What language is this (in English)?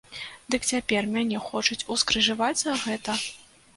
Belarusian